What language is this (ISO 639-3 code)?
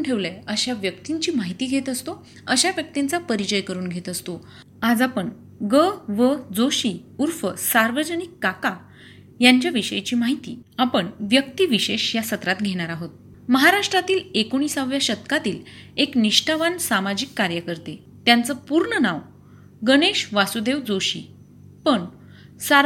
mar